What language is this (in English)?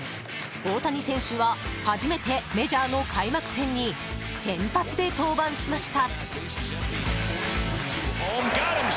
Japanese